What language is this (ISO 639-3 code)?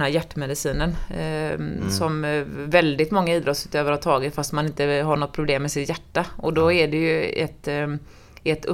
swe